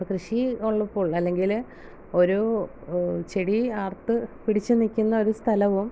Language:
Malayalam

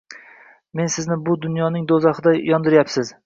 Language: Uzbek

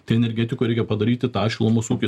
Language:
Lithuanian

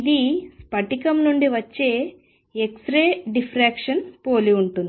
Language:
Telugu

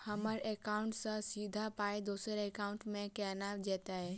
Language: Maithili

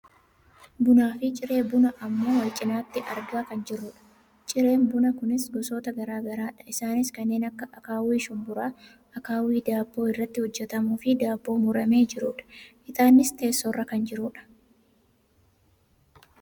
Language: Oromo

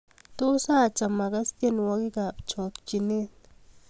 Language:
Kalenjin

